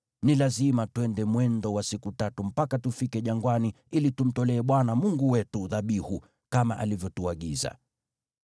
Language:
Swahili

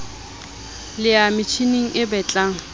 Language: Southern Sotho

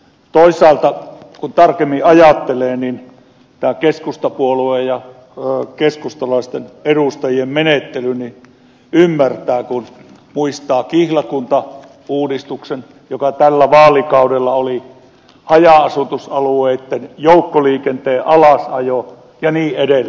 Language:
Finnish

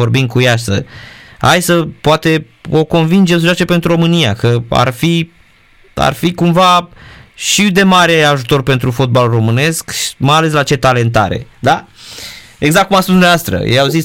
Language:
Romanian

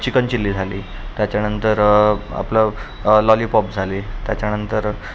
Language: Marathi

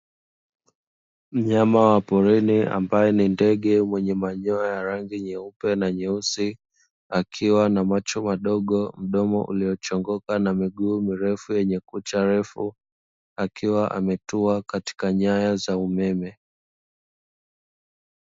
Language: Swahili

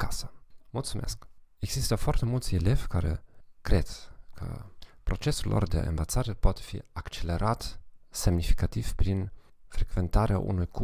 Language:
Romanian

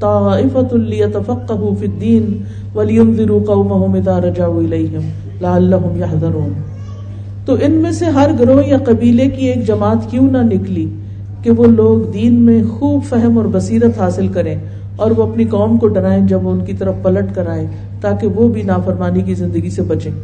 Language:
Urdu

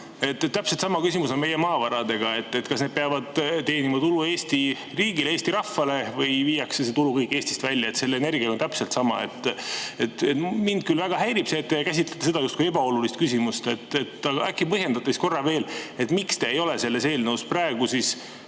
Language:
Estonian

